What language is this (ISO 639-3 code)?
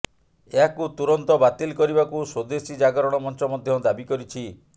ori